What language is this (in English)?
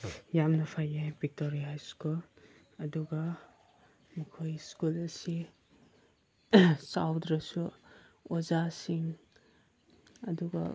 Manipuri